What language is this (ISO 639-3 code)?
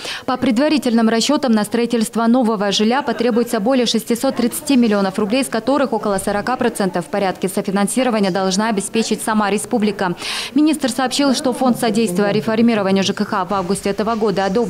rus